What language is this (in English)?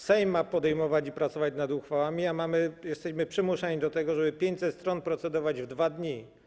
Polish